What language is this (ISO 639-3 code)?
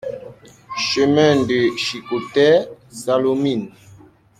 fra